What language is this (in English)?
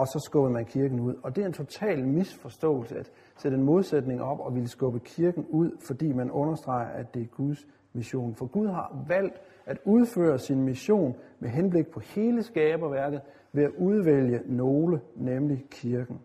Danish